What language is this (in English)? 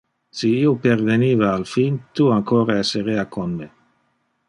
Interlingua